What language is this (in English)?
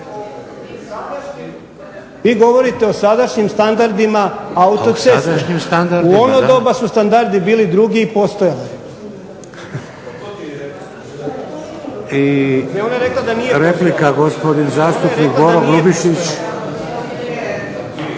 Croatian